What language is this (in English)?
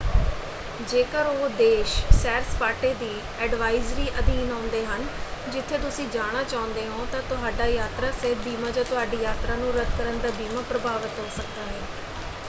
Punjabi